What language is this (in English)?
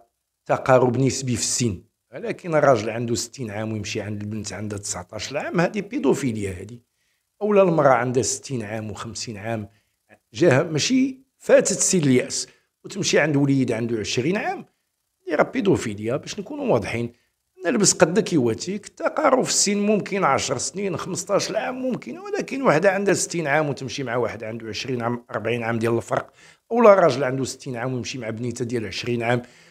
Arabic